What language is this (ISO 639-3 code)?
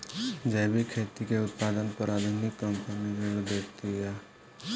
bho